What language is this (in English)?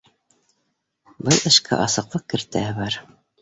Bashkir